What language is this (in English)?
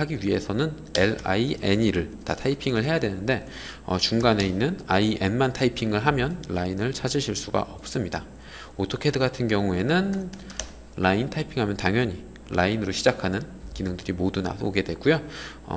Korean